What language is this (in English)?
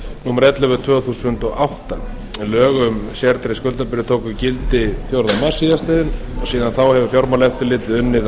Icelandic